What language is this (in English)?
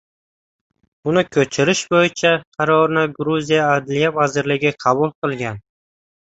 Uzbek